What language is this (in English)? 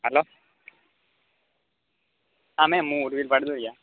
Gujarati